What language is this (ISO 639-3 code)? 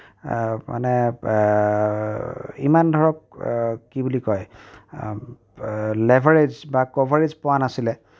asm